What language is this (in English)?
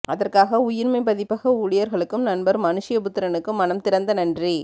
Tamil